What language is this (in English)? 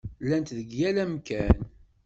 Kabyle